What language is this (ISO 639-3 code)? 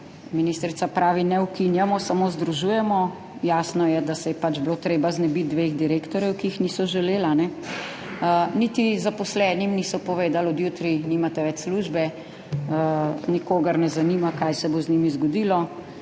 slv